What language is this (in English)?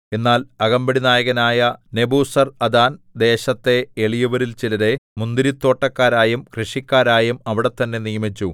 Malayalam